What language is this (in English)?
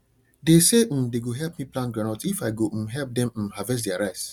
Nigerian Pidgin